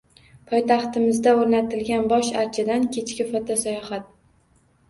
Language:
Uzbek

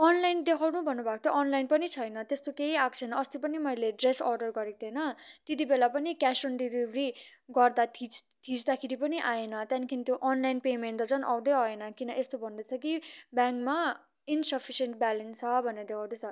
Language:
Nepali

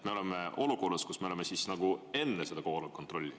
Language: Estonian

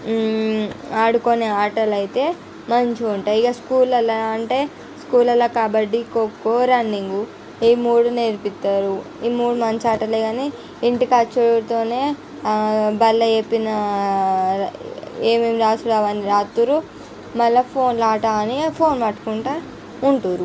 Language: Telugu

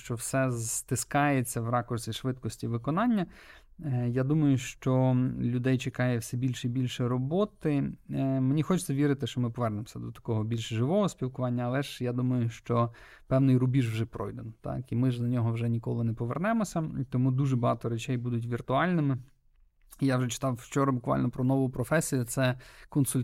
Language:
Ukrainian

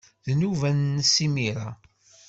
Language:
Kabyle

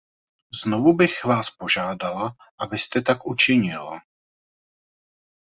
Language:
Czech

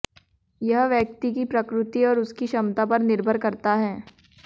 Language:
Hindi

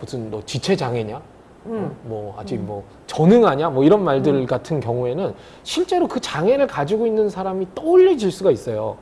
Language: Korean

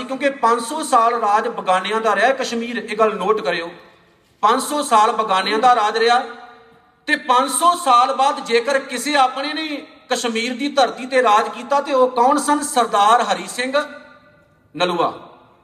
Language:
Punjabi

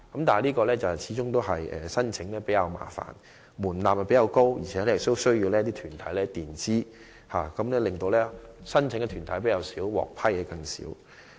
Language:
Cantonese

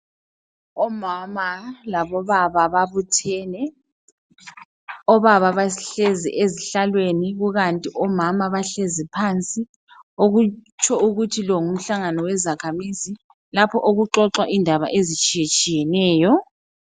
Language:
North Ndebele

